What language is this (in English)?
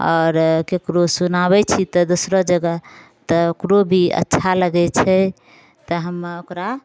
Maithili